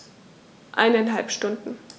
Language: German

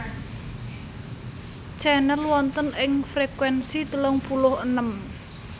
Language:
Javanese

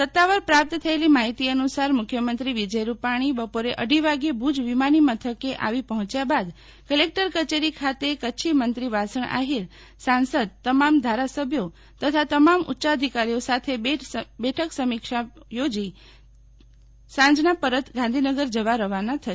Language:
Gujarati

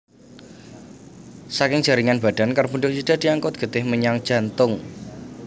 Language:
Javanese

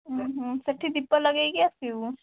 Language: Odia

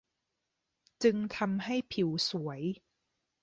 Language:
Thai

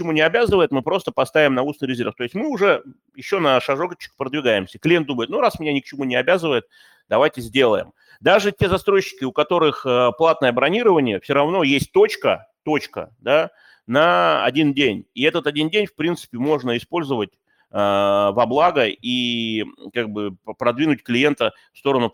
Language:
Russian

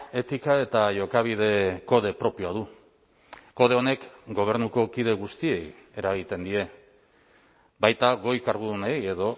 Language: Basque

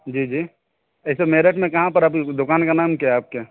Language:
Urdu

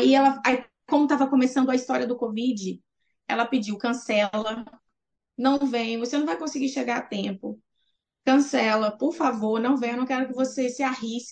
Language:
Portuguese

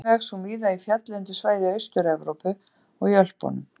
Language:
Icelandic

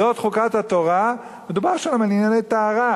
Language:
Hebrew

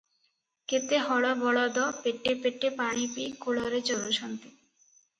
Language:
Odia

